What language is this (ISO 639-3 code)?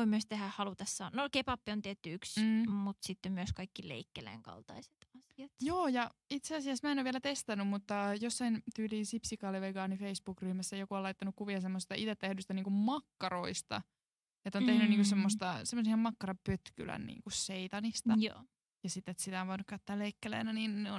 fin